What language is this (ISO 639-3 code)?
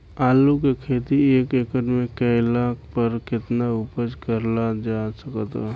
bho